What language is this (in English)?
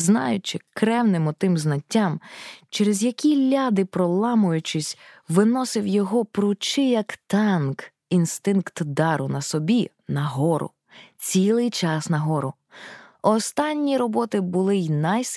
Ukrainian